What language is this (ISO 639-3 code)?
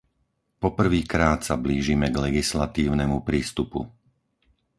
slk